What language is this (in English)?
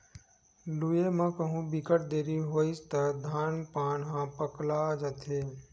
Chhattisgarhi